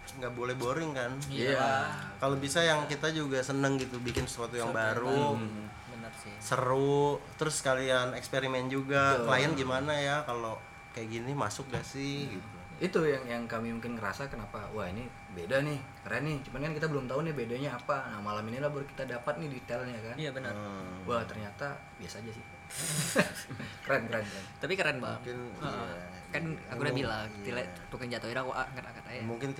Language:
Indonesian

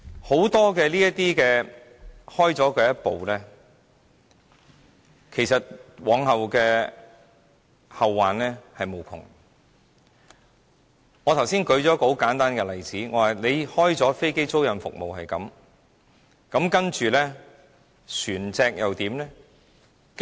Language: Cantonese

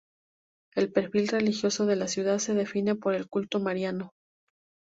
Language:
Spanish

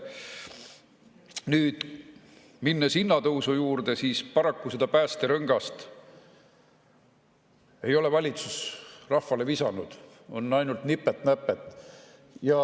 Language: Estonian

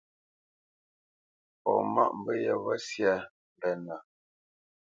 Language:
Bamenyam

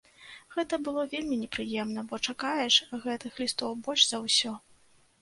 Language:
Belarusian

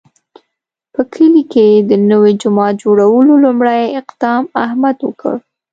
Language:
Pashto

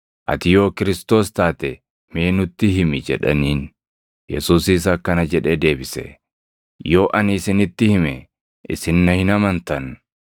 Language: Oromo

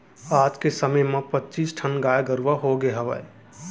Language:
Chhattisgarhi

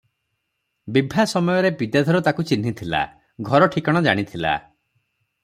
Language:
Odia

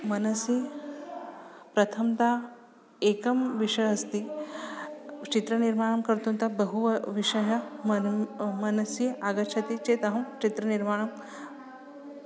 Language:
Sanskrit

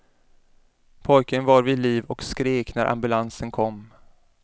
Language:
Swedish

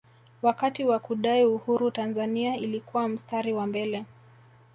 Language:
Swahili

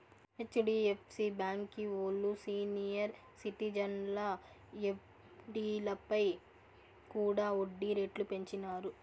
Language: Telugu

